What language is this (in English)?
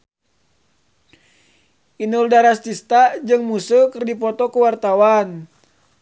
Sundanese